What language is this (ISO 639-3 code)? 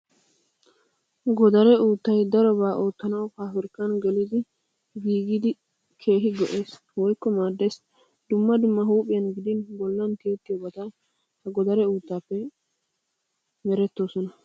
wal